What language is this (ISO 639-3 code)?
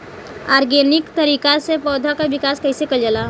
bho